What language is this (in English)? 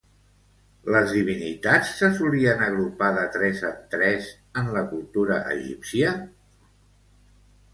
Catalan